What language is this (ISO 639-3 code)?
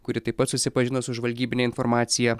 lit